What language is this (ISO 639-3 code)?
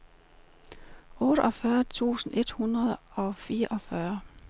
dan